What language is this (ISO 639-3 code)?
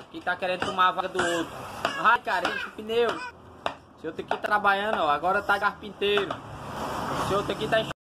por